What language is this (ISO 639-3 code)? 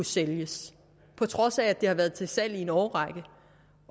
dan